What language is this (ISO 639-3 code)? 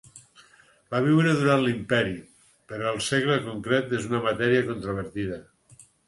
cat